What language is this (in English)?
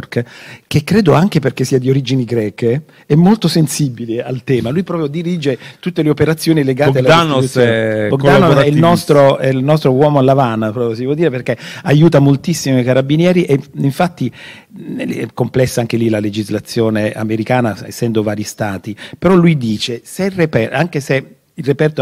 Italian